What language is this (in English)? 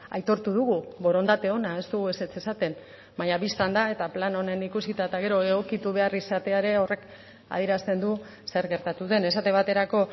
Basque